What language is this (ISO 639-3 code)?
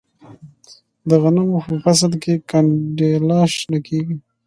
pus